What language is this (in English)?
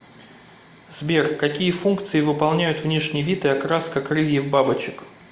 Russian